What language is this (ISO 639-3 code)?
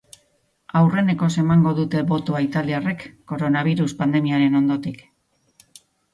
eus